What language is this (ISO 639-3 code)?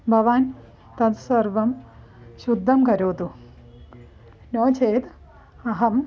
san